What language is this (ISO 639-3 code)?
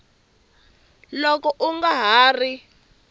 tso